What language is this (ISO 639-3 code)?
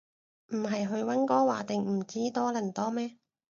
yue